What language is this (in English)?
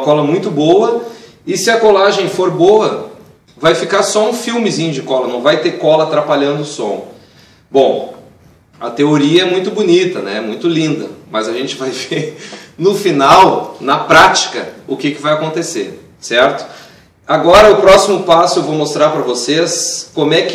Portuguese